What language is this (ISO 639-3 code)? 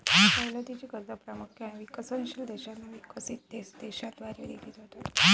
mar